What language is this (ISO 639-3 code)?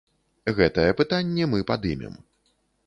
bel